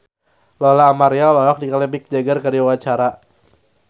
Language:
Sundanese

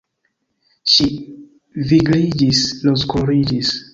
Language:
Esperanto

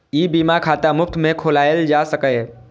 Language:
Maithili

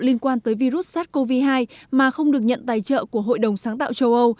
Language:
Vietnamese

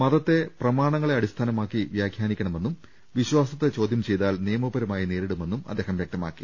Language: Malayalam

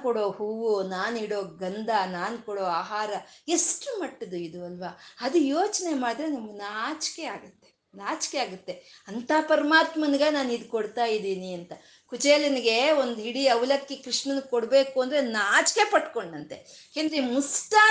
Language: Kannada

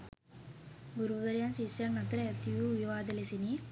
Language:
Sinhala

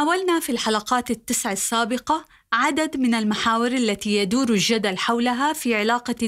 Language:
Arabic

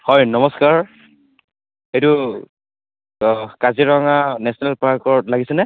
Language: Assamese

